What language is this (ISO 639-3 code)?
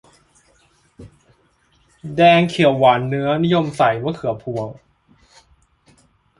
tha